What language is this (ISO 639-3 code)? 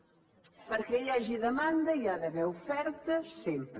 cat